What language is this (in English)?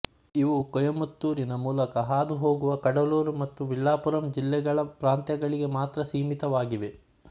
Kannada